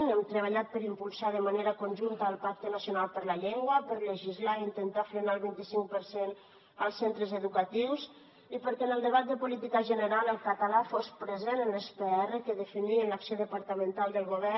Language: Catalan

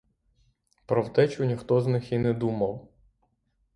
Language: Ukrainian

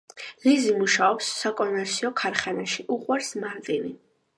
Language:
Georgian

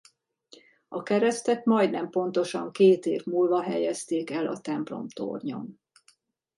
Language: Hungarian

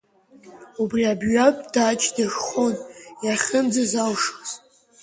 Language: Abkhazian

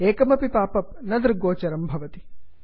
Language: Sanskrit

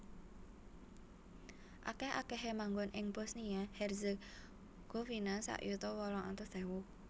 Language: Javanese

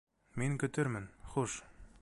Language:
Bashkir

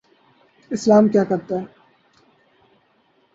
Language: Urdu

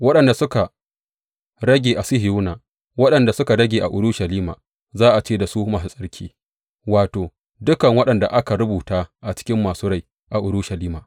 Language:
Hausa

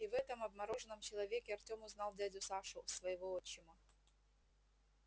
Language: Russian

